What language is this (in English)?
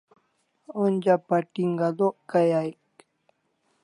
Kalasha